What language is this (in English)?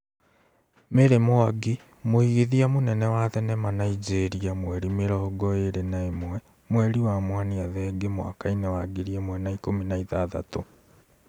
Kikuyu